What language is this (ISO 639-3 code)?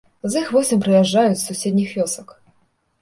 bel